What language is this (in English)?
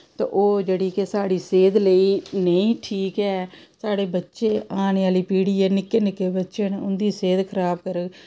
Dogri